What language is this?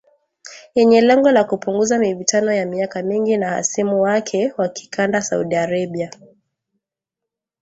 Swahili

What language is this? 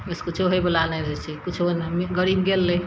Maithili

